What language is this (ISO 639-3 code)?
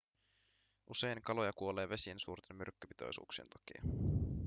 fin